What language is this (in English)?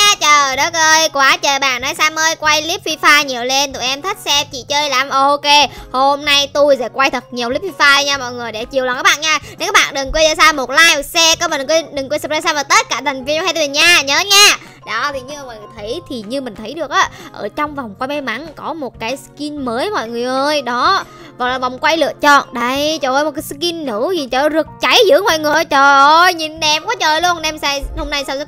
Vietnamese